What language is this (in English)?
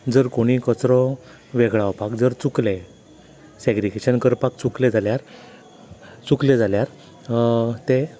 Konkani